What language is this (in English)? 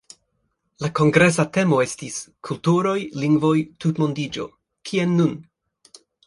Esperanto